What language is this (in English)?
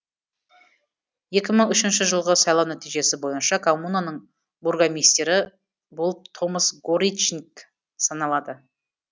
Kazakh